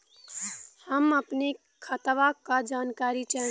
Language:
Bhojpuri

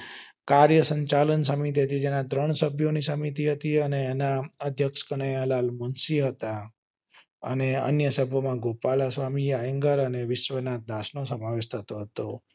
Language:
Gujarati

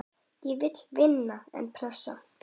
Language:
Icelandic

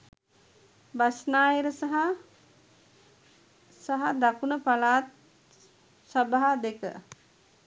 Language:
Sinhala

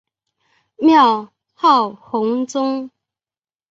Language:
Chinese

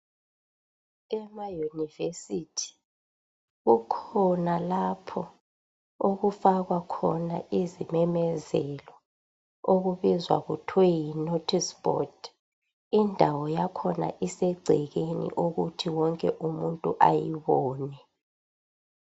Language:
North Ndebele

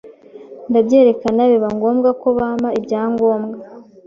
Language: Kinyarwanda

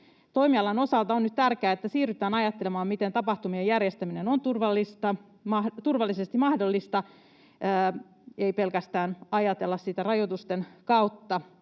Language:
Finnish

